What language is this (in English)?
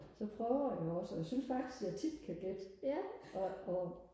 Danish